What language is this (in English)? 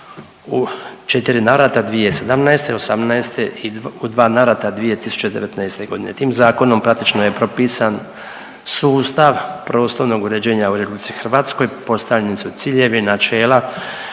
Croatian